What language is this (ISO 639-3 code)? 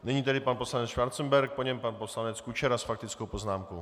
ces